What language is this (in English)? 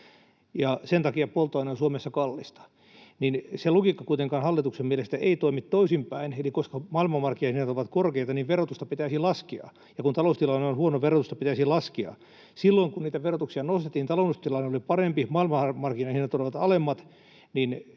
Finnish